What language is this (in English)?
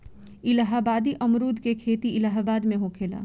Bhojpuri